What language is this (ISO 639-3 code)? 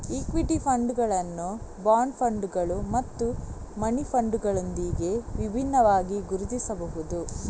kan